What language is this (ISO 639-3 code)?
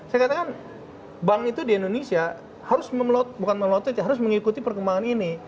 ind